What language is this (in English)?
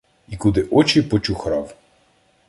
Ukrainian